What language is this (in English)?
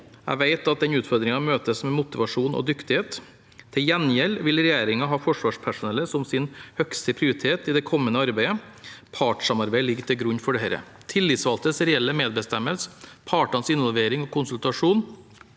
Norwegian